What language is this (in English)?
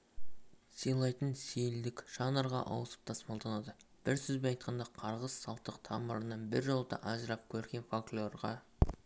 Kazakh